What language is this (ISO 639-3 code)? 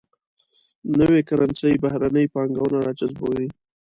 pus